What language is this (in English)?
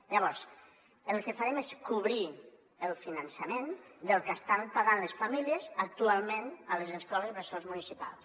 Catalan